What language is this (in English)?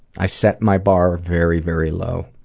English